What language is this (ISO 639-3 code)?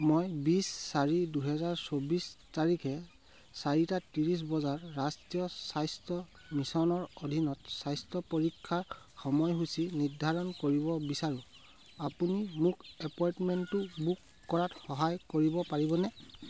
asm